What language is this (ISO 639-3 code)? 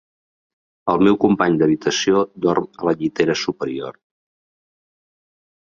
cat